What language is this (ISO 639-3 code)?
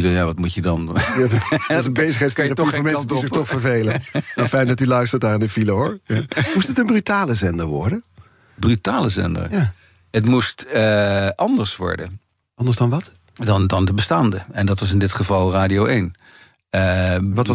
nld